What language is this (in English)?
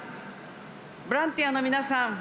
Japanese